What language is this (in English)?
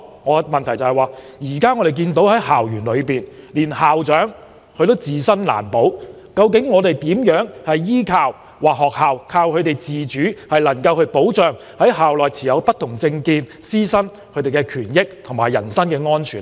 Cantonese